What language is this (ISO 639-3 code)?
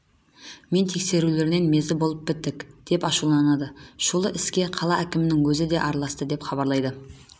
kaz